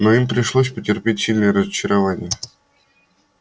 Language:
Russian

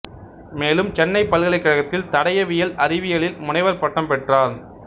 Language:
Tamil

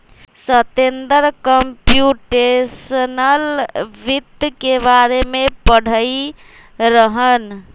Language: Magahi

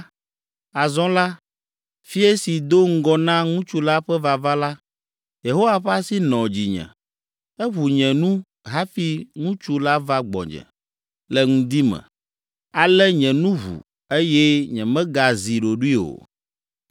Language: Ewe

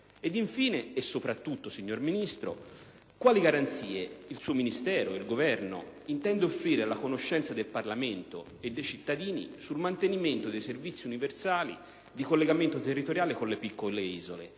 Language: Italian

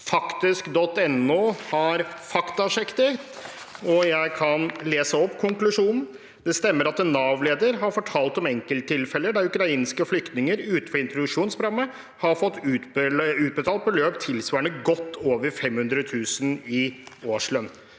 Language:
Norwegian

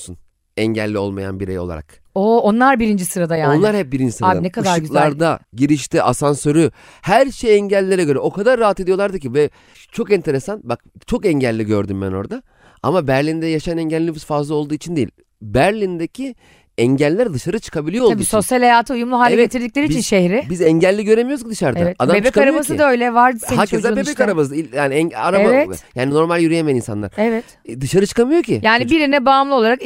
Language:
Turkish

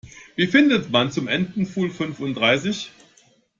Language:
German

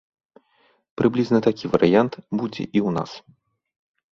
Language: Belarusian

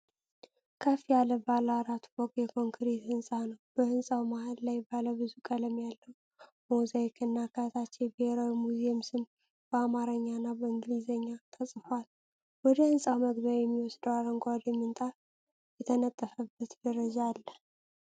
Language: Amharic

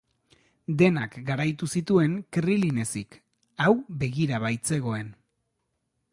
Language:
Basque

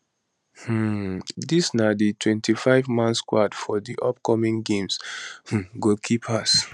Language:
Nigerian Pidgin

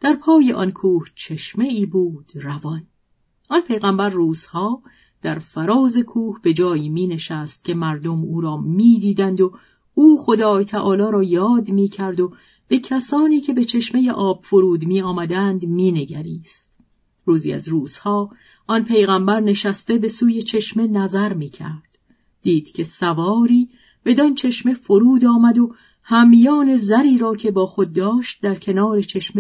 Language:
Persian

